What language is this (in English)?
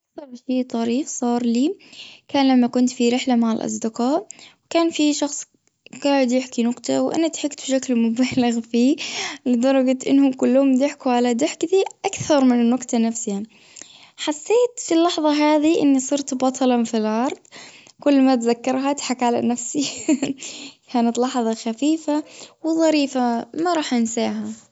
Gulf Arabic